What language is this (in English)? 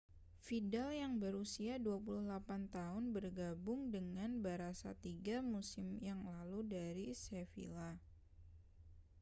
Indonesian